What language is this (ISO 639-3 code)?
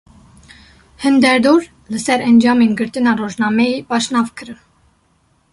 kur